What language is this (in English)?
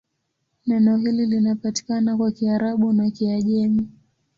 Swahili